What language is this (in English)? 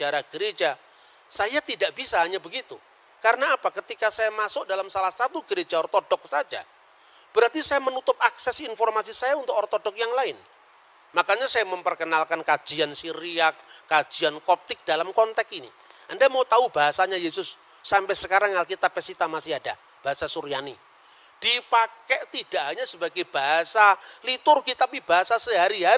Indonesian